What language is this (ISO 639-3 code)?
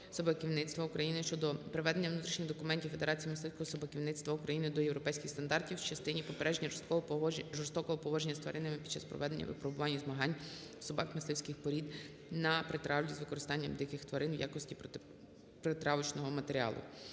ukr